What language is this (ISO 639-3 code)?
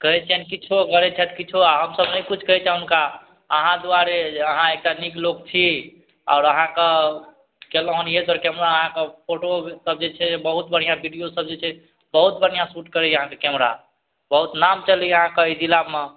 mai